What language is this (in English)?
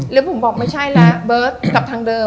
Thai